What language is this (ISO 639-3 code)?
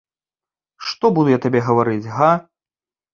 bel